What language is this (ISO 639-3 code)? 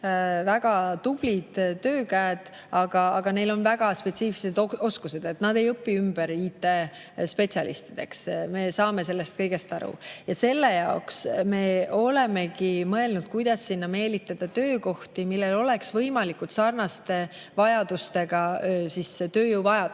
est